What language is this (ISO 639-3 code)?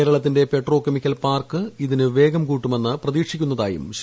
mal